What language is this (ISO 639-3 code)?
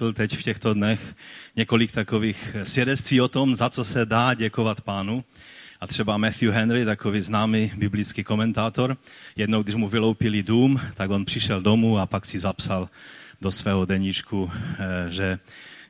ces